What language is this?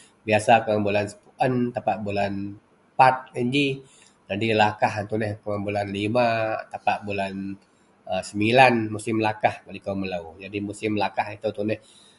Central Melanau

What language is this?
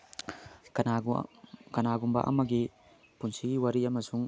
Manipuri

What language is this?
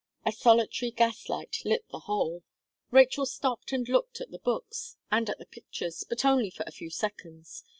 English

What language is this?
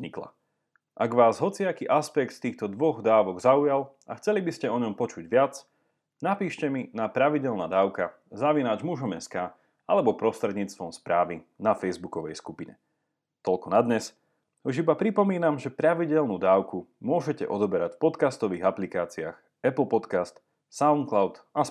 Slovak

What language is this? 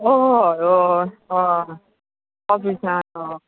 Konkani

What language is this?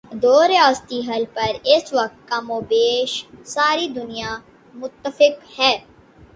Urdu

